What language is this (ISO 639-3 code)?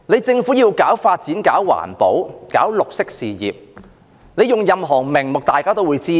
yue